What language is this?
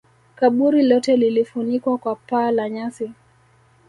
Swahili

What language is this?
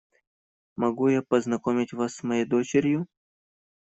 Russian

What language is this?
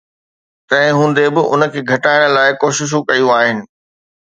Sindhi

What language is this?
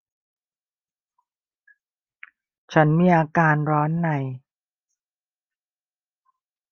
Thai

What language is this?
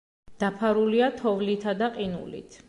Georgian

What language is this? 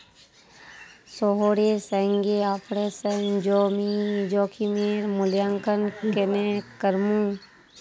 Magahi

